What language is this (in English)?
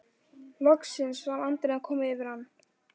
Icelandic